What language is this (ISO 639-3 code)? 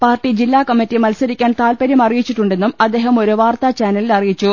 mal